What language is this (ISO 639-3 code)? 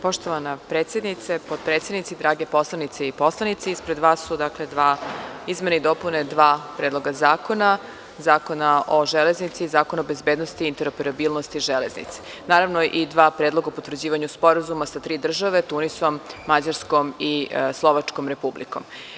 srp